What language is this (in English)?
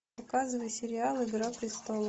Russian